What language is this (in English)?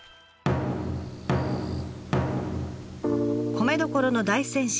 Japanese